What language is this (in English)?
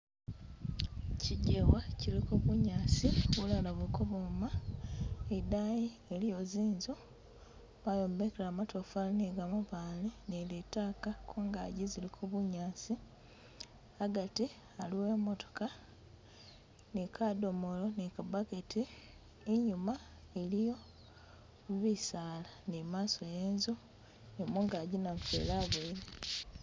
Masaaba